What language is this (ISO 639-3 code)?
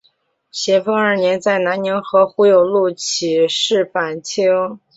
zho